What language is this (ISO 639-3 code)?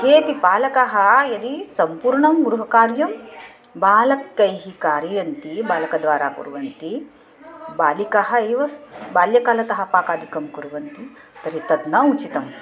san